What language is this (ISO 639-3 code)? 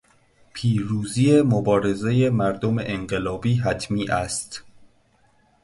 fas